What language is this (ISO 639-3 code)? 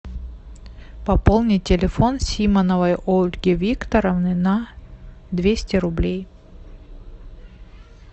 rus